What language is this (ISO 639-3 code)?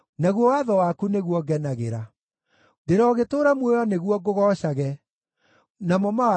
kik